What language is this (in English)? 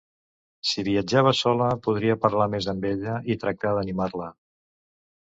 Catalan